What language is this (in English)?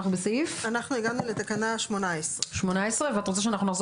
Hebrew